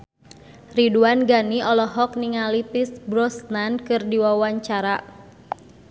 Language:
Sundanese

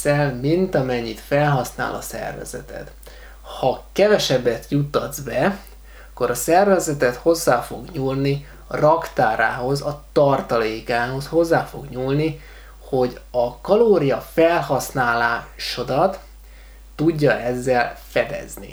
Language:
Hungarian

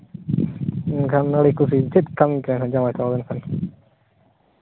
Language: Santali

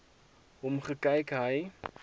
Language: Afrikaans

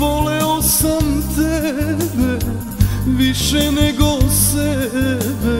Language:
Romanian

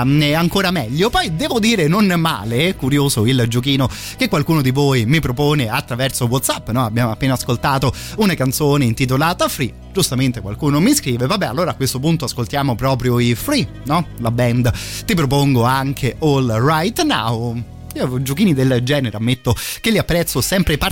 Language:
Italian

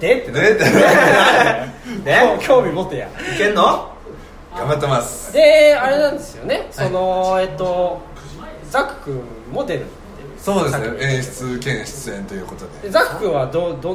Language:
Japanese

